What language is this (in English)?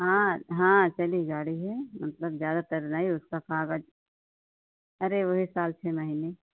Hindi